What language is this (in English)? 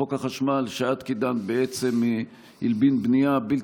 Hebrew